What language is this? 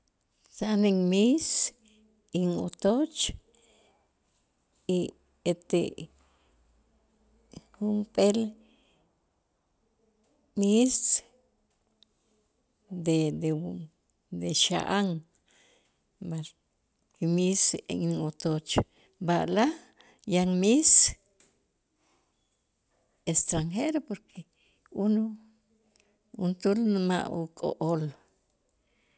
Itzá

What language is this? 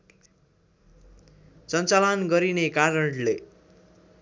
Nepali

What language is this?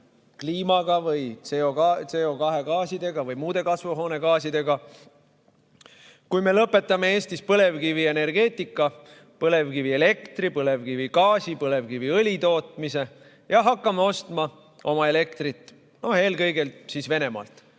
Estonian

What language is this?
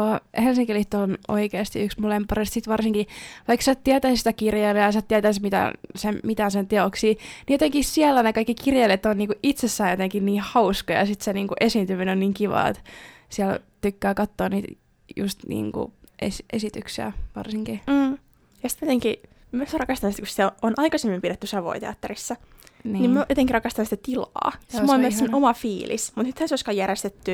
Finnish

